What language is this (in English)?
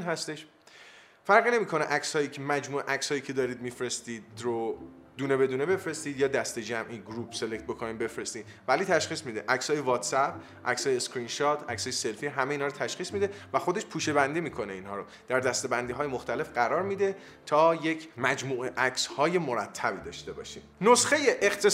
Persian